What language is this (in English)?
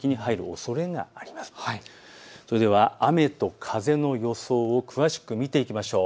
Japanese